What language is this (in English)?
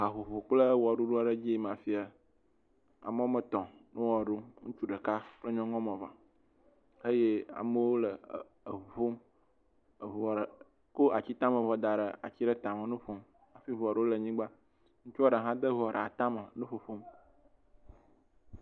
Ewe